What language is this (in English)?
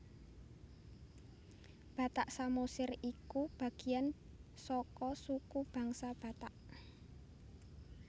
Javanese